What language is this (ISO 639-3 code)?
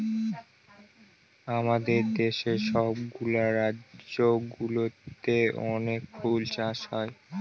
ben